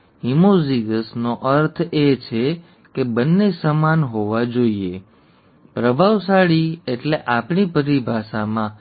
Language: Gujarati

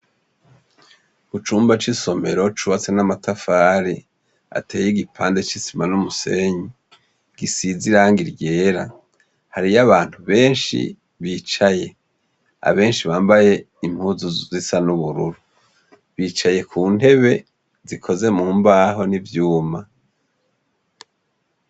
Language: Rundi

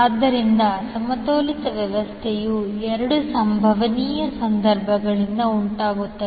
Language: Kannada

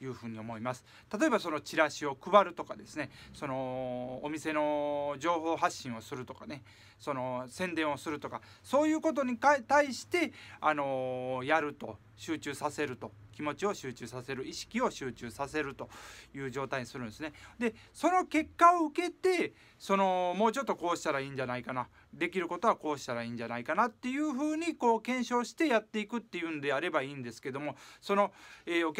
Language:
Japanese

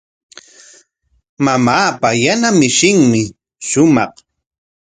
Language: Corongo Ancash Quechua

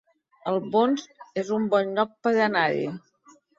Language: Catalan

